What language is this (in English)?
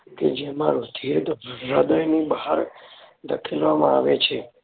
Gujarati